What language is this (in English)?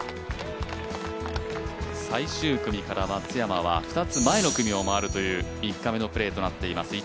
Japanese